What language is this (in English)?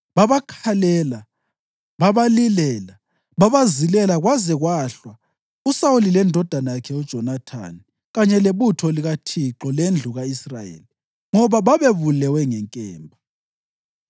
North Ndebele